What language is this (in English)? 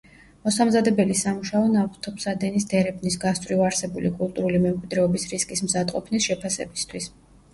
Georgian